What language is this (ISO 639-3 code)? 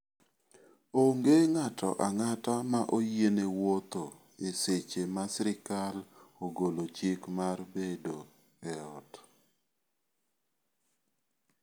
luo